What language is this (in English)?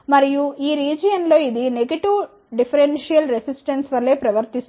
Telugu